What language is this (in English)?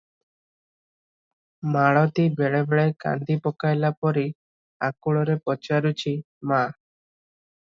Odia